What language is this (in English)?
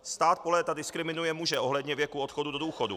Czech